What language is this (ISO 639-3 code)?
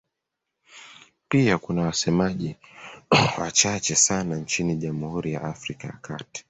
swa